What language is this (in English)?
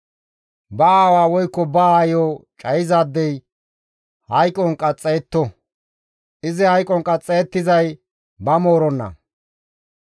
Gamo